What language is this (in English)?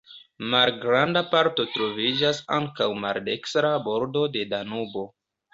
Esperanto